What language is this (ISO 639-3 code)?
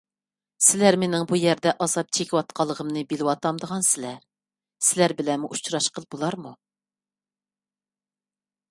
uig